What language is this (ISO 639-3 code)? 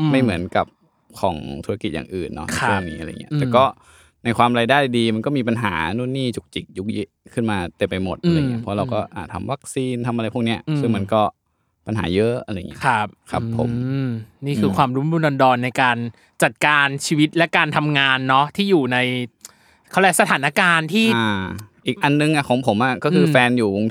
tha